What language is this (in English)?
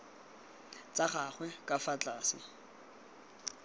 Tswana